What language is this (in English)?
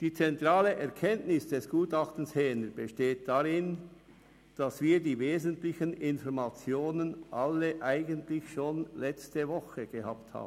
Swiss German